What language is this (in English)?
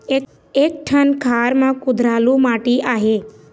Chhattisgarhi